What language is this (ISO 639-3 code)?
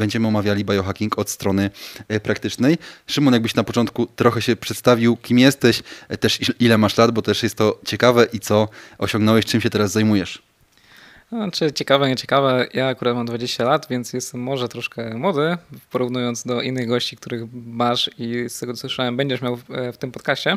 pol